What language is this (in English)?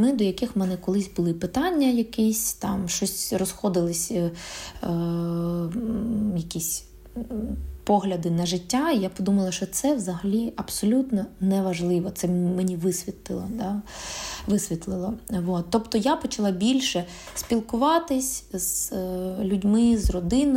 Ukrainian